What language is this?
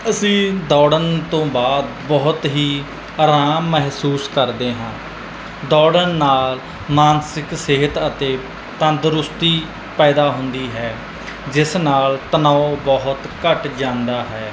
Punjabi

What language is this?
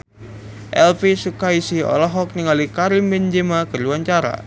Sundanese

